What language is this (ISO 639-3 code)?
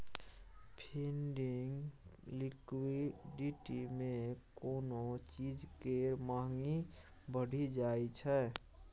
mai